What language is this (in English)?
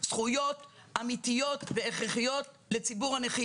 Hebrew